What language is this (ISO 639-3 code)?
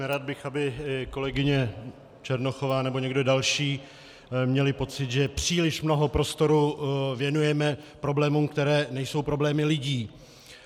ces